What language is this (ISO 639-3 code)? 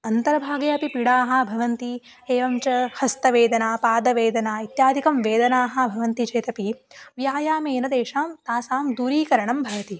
san